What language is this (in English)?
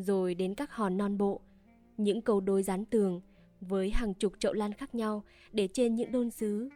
Vietnamese